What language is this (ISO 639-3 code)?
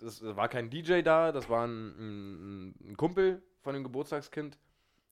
deu